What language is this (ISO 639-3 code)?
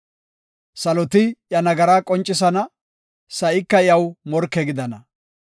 gof